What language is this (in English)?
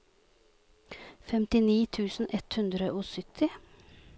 Norwegian